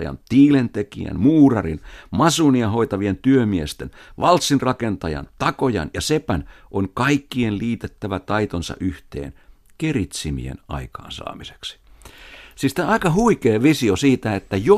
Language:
Finnish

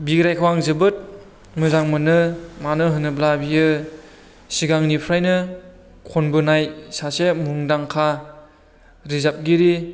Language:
Bodo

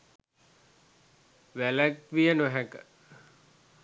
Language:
Sinhala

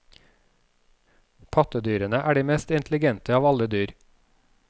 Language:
Norwegian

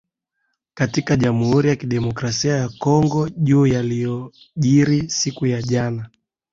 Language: Swahili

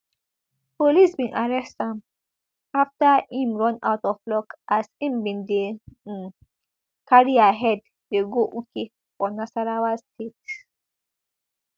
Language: Nigerian Pidgin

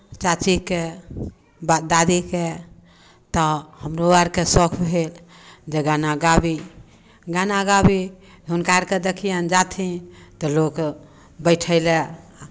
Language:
Maithili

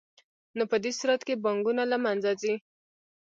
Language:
Pashto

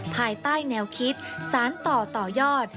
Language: Thai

